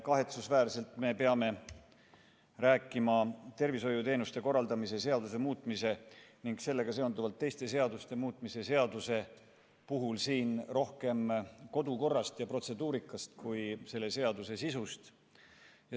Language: Estonian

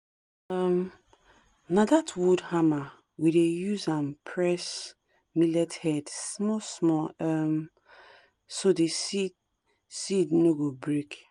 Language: Nigerian Pidgin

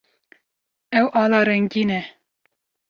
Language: Kurdish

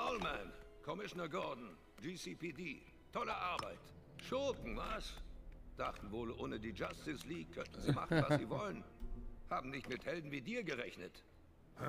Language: German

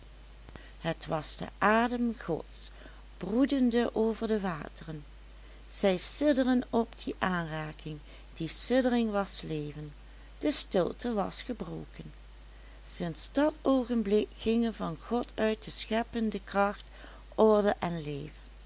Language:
Dutch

